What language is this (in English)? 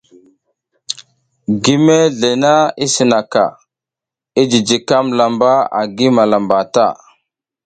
South Giziga